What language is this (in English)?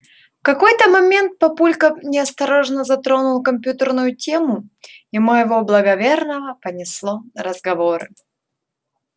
Russian